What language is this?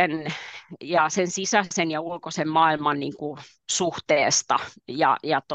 Finnish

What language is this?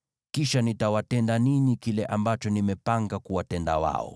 Swahili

